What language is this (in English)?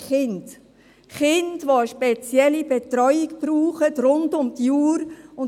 Swiss German